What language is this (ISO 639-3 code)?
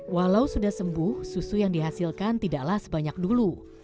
ind